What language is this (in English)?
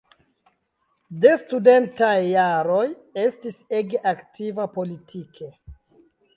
Esperanto